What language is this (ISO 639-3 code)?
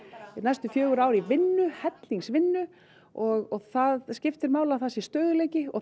isl